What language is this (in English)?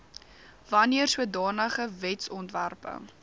Afrikaans